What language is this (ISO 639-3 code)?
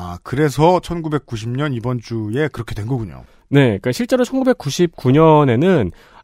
kor